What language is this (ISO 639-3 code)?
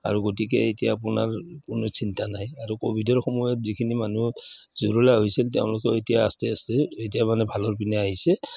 asm